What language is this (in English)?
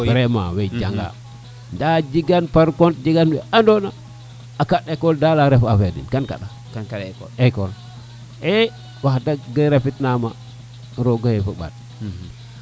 Serer